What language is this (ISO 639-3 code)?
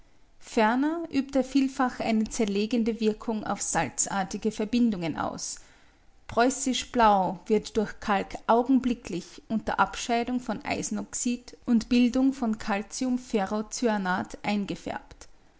deu